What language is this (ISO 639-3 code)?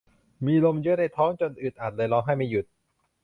tha